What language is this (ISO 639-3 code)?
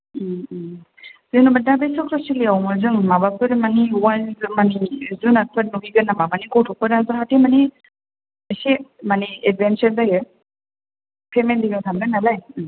brx